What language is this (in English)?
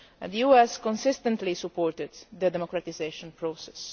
English